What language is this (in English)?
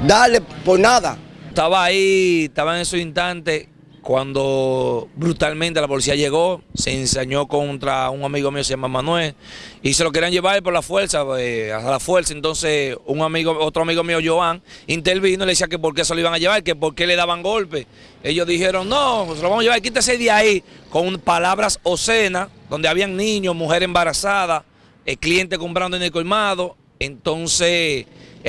Spanish